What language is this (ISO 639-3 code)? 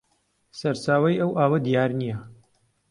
ckb